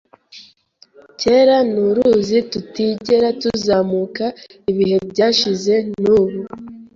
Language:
Kinyarwanda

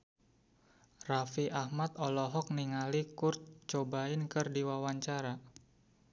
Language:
Sundanese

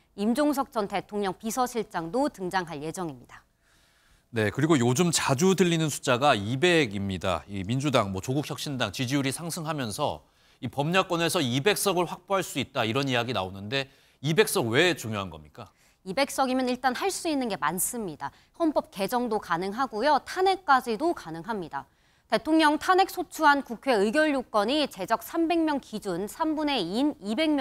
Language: Korean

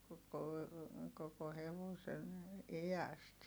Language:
Finnish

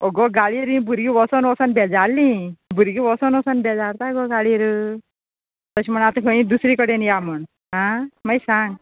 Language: Konkani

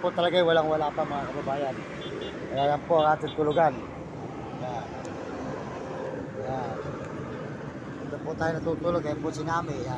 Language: Filipino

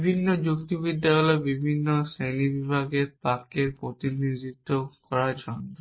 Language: Bangla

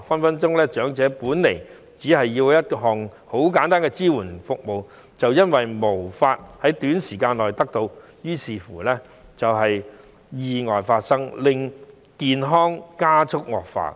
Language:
Cantonese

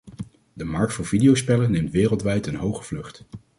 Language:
Dutch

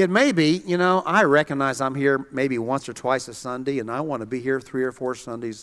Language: English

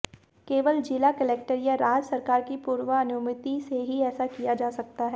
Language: Hindi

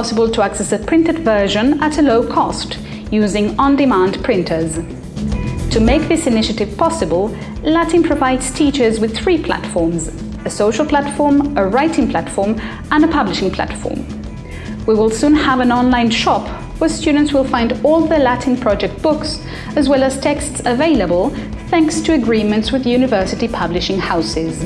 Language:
English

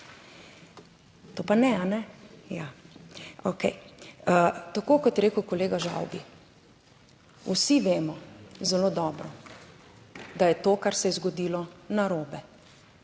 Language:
Slovenian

